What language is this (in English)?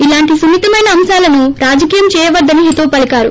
Telugu